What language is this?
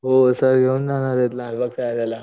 Marathi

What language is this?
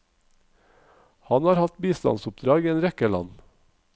Norwegian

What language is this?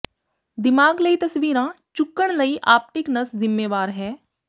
Punjabi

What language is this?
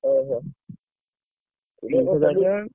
Odia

